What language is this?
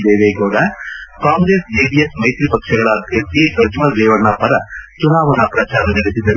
Kannada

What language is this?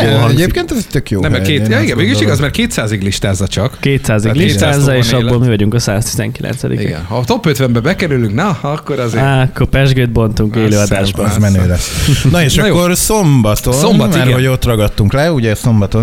Hungarian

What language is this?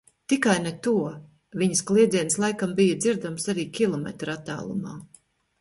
Latvian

